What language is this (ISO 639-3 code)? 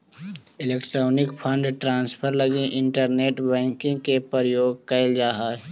mag